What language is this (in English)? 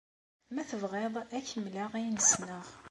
Kabyle